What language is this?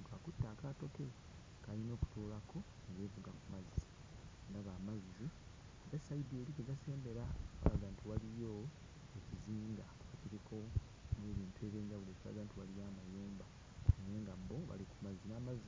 Ganda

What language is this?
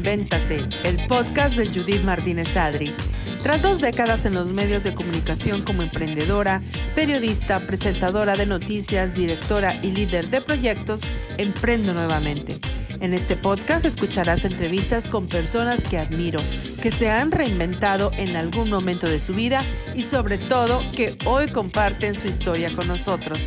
Spanish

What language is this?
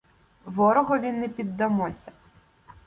Ukrainian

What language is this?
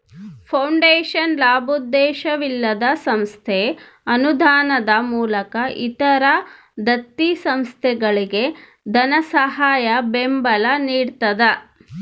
Kannada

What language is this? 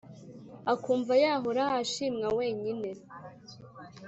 Kinyarwanda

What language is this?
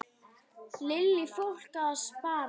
Icelandic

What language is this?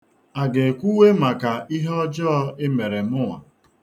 Igbo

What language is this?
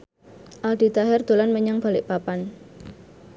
Javanese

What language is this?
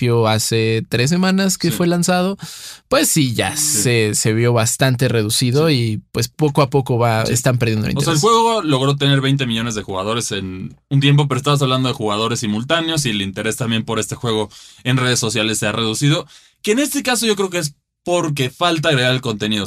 Spanish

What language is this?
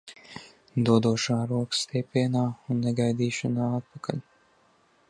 Latvian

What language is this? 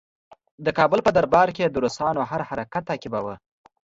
Pashto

